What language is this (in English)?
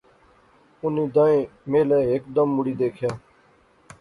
Pahari-Potwari